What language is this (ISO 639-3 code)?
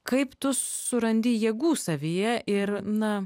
lit